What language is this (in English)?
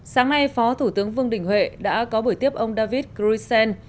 Vietnamese